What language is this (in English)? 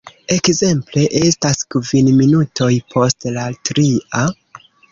Esperanto